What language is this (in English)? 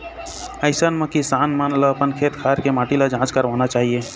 Chhattisgarhi